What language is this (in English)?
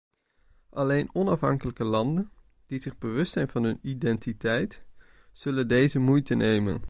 Dutch